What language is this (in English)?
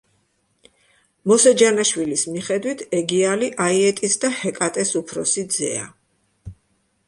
Georgian